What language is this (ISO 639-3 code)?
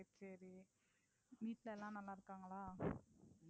tam